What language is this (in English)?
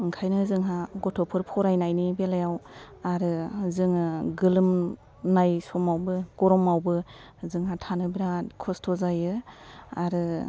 Bodo